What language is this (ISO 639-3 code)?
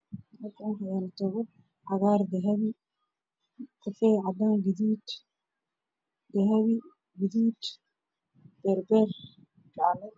som